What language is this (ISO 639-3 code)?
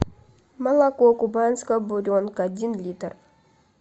rus